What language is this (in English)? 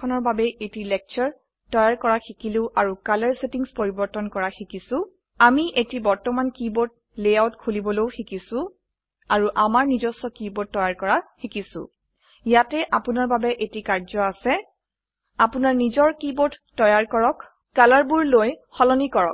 Assamese